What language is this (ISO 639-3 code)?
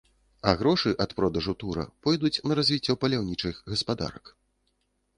bel